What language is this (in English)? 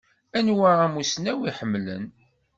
Kabyle